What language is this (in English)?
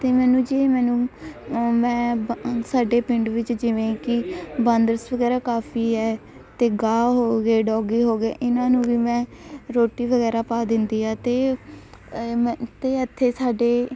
Punjabi